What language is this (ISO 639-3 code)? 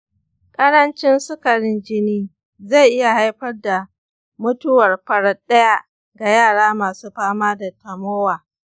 hau